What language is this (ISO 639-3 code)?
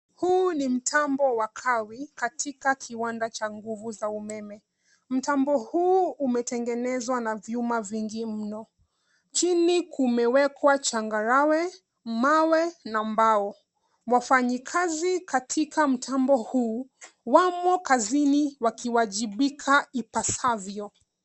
swa